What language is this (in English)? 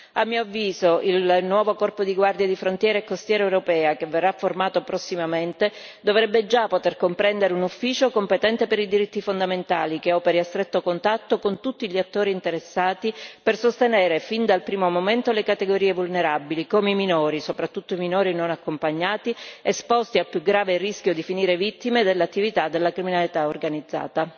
Italian